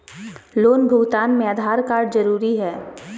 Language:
Magahi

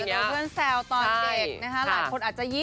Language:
Thai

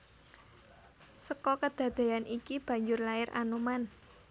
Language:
Javanese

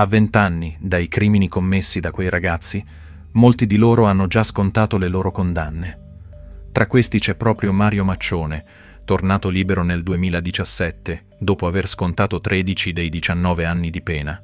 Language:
Italian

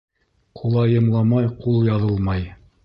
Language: Bashkir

